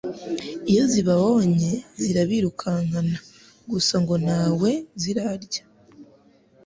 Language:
Kinyarwanda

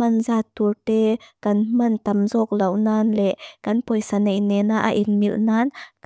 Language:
Mizo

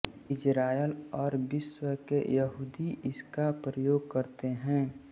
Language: Hindi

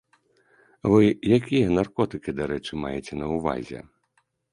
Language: Belarusian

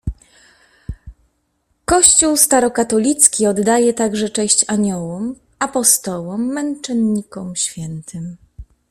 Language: Polish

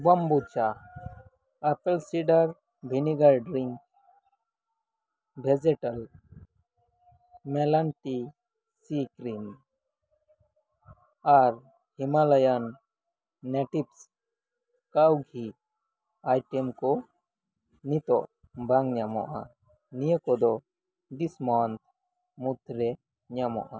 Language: Santali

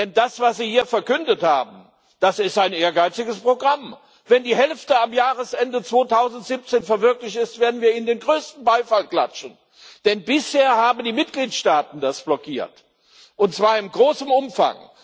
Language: German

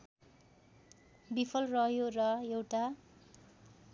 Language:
Nepali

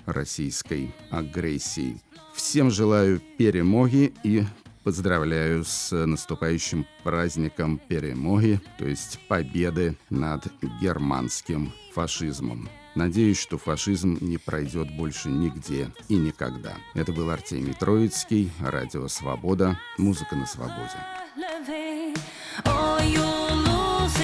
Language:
Russian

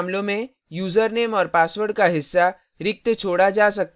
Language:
Hindi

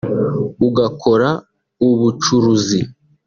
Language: Kinyarwanda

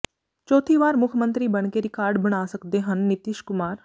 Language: Punjabi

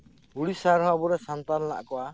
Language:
Santali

